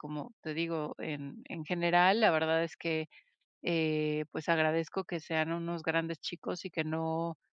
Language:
Spanish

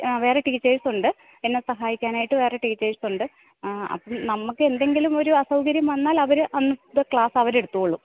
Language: Malayalam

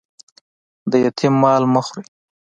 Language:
Pashto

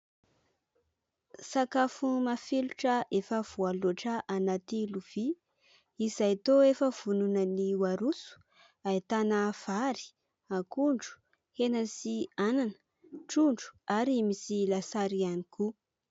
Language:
Malagasy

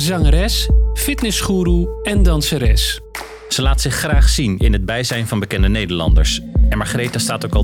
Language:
Dutch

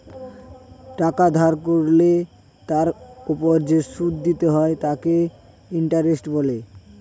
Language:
Bangla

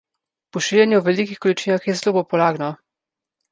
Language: Slovenian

